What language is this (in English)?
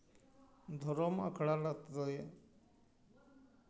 Santali